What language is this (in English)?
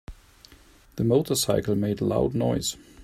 English